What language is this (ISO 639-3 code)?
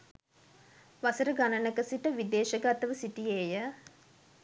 sin